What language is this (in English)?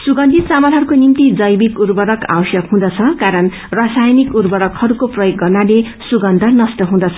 Nepali